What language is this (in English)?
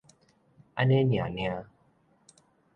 Min Nan Chinese